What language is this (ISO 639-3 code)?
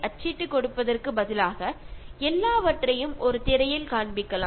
mal